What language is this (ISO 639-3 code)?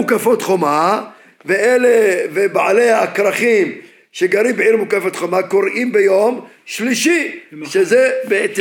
heb